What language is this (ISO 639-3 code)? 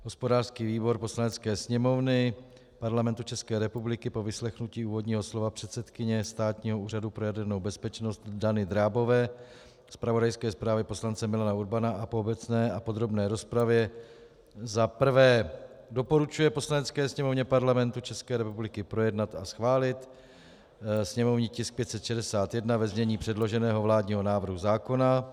ces